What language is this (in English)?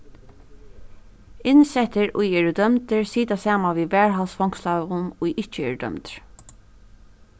Faroese